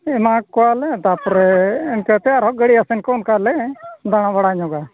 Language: Santali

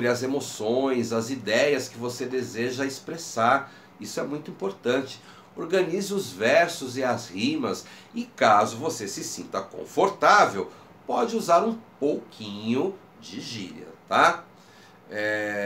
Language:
Portuguese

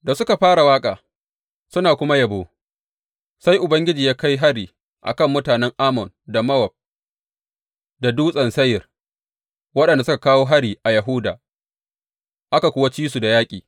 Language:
Hausa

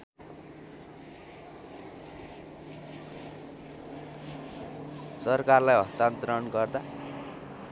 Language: Nepali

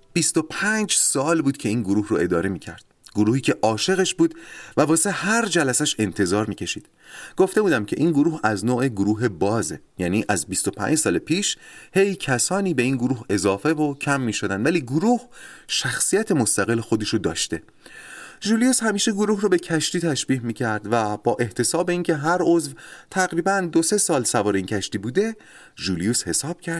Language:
Persian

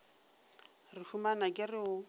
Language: Northern Sotho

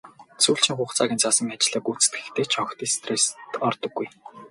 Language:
Mongolian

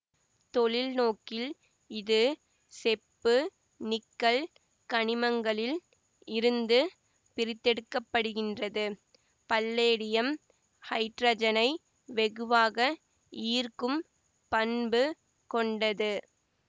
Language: Tamil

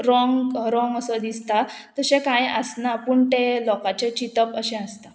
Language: Konkani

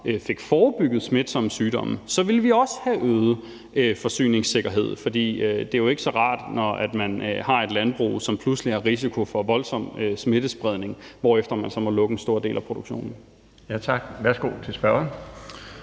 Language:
Danish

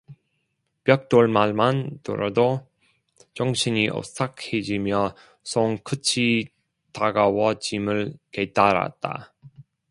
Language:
Korean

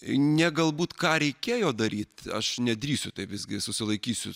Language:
Lithuanian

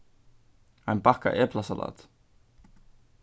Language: Faroese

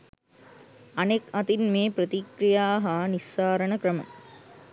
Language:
Sinhala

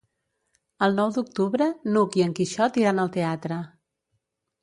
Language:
Catalan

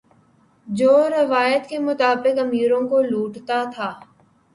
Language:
Urdu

